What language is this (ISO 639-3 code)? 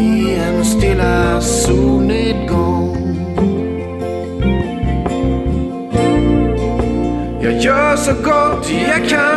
swe